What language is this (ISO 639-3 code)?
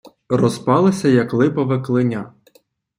ukr